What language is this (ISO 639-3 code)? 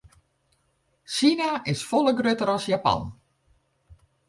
fry